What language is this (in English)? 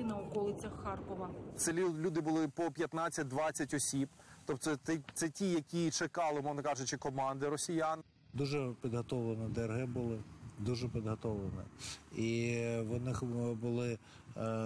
Ukrainian